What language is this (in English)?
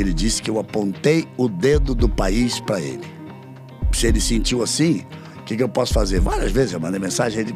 Portuguese